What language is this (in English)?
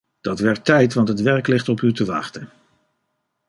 Dutch